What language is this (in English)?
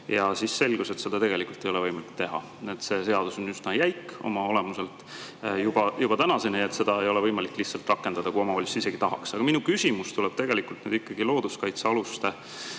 Estonian